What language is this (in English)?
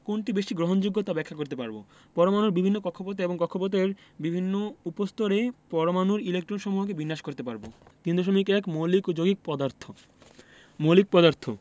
Bangla